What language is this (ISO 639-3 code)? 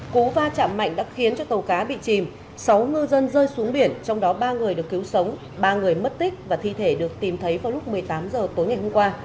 vie